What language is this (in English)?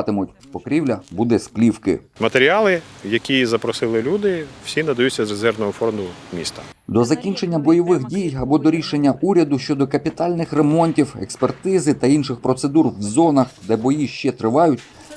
Ukrainian